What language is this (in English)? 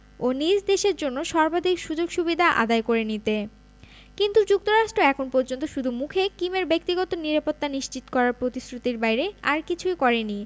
Bangla